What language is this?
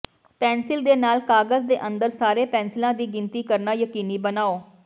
Punjabi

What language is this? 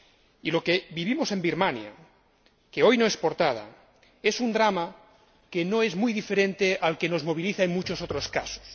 Spanish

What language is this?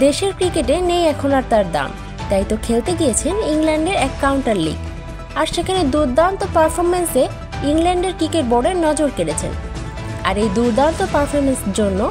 Bangla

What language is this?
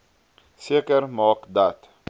Afrikaans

